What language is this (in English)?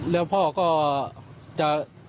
Thai